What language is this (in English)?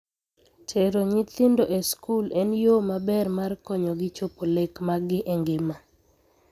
Luo (Kenya and Tanzania)